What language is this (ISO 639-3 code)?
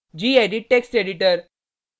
hin